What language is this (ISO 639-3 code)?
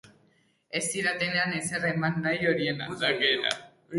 eus